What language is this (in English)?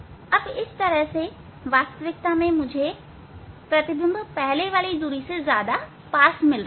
Hindi